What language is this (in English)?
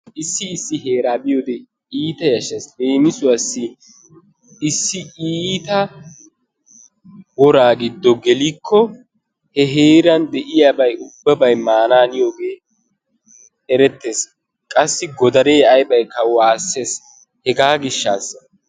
Wolaytta